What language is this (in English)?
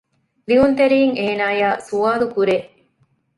Divehi